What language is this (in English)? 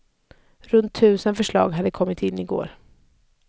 Swedish